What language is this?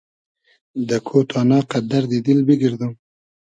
Hazaragi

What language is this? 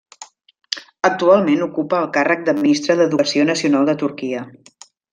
Catalan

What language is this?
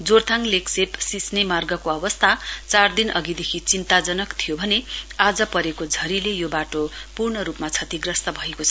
Nepali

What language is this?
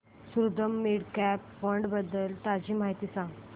Marathi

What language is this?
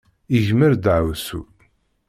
Kabyle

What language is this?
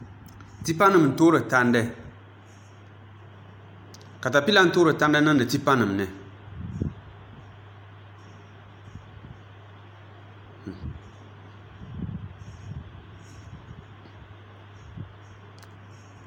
Dagbani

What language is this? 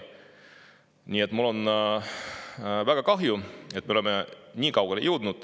Estonian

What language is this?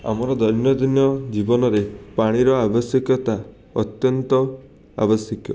Odia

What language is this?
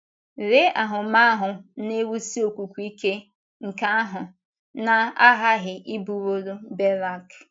Igbo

